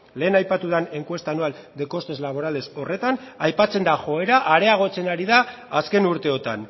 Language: Basque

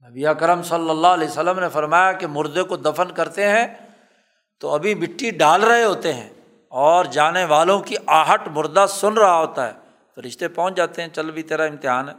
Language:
Urdu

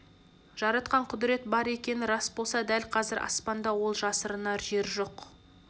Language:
Kazakh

